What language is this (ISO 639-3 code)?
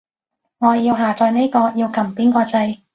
yue